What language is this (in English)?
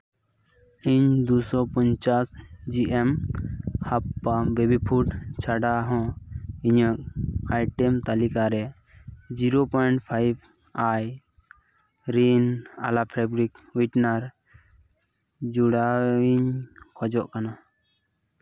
Santali